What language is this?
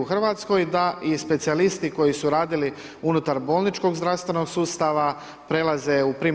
Croatian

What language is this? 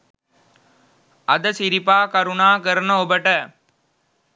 Sinhala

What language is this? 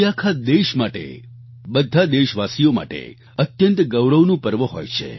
Gujarati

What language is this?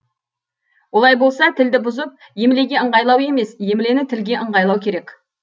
Kazakh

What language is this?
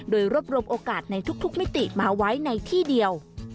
Thai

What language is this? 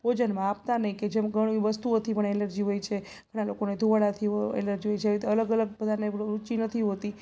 Gujarati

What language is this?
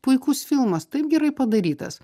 Lithuanian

